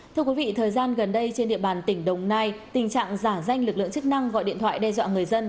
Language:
Vietnamese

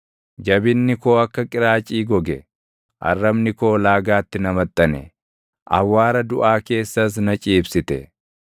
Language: Oromo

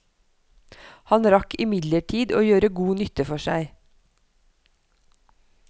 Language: Norwegian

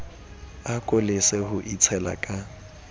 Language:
Southern Sotho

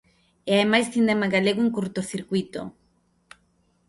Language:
Galician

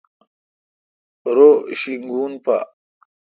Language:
Kalkoti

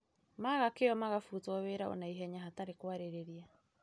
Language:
Kikuyu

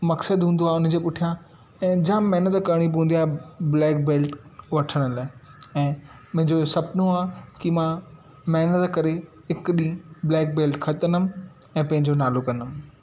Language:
Sindhi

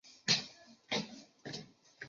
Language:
Chinese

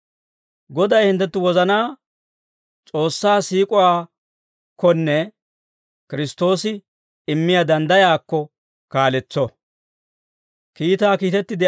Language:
Dawro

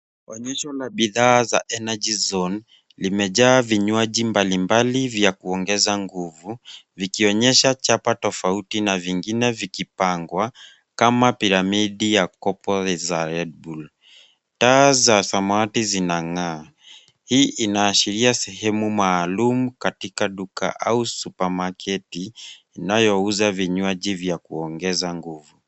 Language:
Swahili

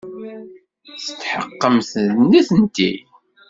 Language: Kabyle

